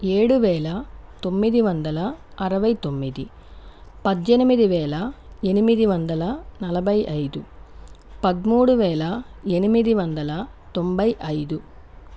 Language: Telugu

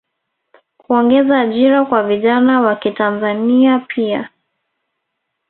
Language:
Swahili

